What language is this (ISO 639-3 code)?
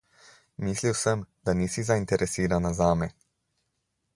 slv